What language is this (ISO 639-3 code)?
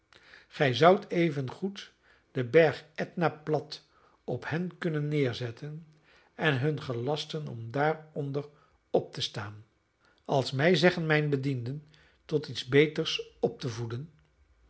nld